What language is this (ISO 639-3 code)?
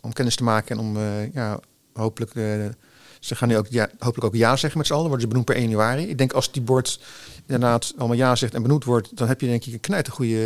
nld